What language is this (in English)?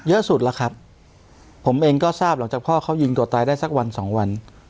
Thai